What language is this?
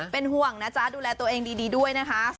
Thai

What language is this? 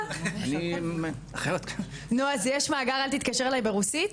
Hebrew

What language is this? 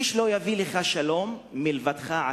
Hebrew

